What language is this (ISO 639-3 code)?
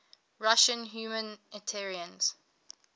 eng